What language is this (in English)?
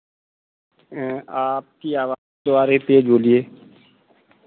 Hindi